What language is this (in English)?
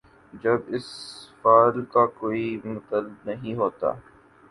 Urdu